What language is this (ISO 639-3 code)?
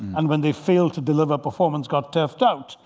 eng